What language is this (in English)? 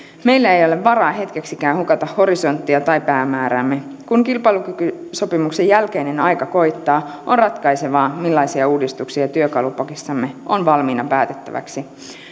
Finnish